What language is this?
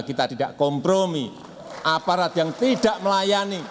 Indonesian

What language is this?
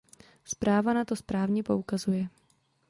Czech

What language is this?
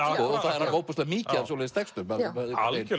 Icelandic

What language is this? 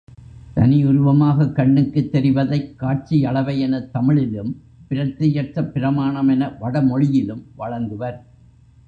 Tamil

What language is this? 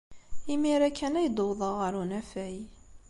Kabyle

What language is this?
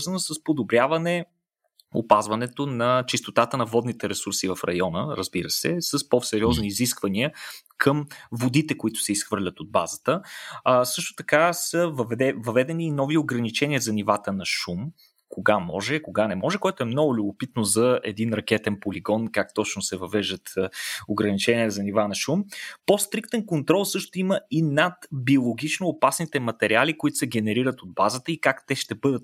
Bulgarian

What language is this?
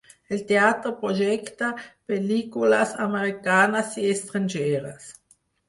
Catalan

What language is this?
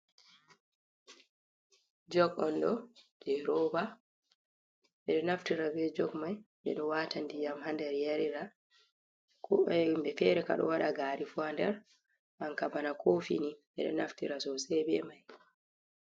Fula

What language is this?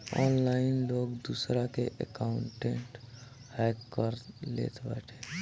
Bhojpuri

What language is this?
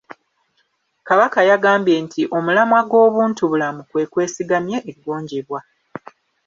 Ganda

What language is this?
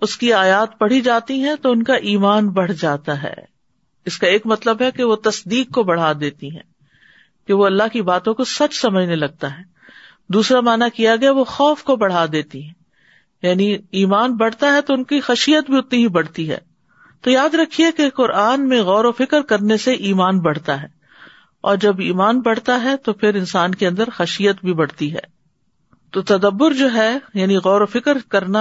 Urdu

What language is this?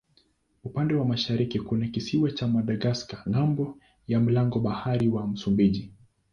Swahili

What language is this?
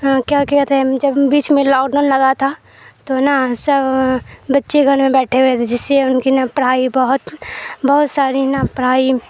Urdu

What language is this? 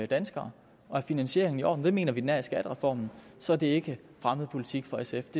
Danish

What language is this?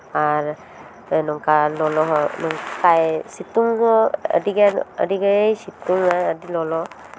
Santali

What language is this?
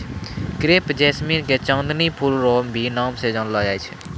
Maithili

